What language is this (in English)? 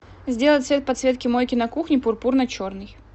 Russian